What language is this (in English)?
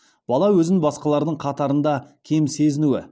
Kazakh